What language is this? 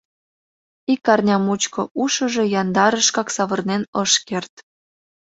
Mari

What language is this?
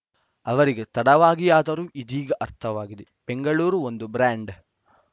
Kannada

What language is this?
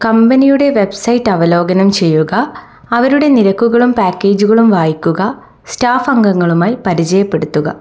Malayalam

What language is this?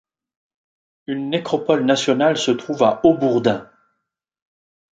French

